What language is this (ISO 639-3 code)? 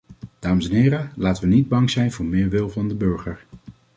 nld